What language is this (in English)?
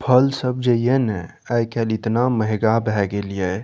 Maithili